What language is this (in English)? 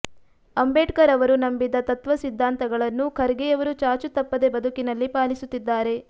Kannada